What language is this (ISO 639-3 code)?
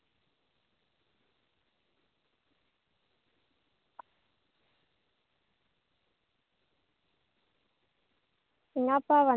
tam